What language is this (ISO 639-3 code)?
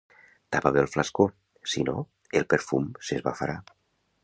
cat